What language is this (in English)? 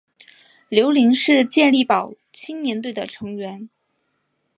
Chinese